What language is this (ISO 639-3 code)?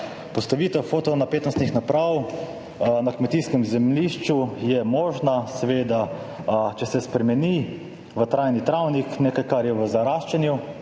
slv